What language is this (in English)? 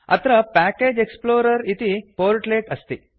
Sanskrit